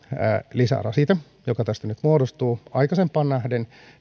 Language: Finnish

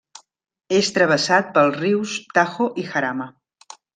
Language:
Catalan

